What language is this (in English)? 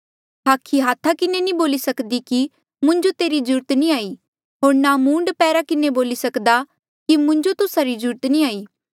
Mandeali